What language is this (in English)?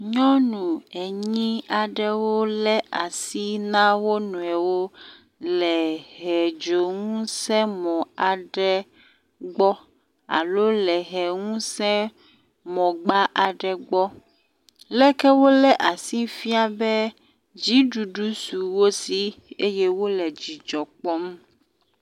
Ewe